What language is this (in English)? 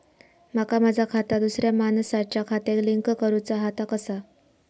Marathi